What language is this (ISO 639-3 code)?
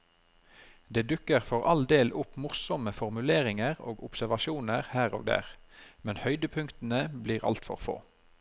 nor